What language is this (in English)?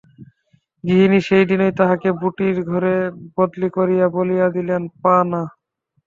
Bangla